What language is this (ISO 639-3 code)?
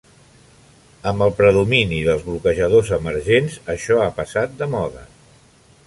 cat